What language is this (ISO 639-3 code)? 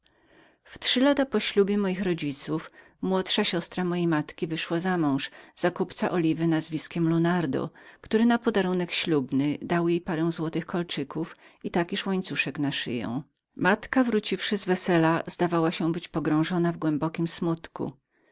pol